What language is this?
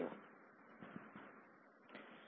Gujarati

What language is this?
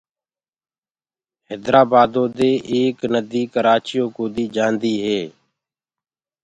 Gurgula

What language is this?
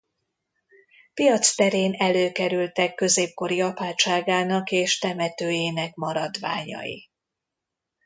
Hungarian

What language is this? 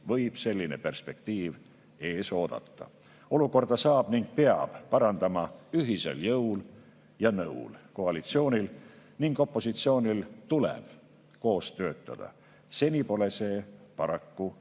Estonian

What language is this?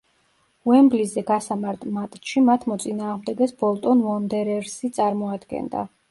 Georgian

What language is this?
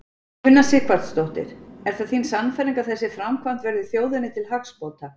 Icelandic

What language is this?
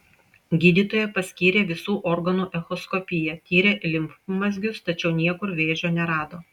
Lithuanian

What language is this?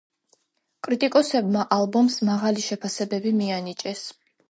Georgian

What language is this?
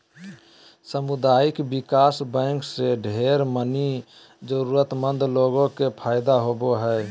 Magahi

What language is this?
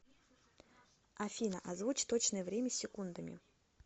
Russian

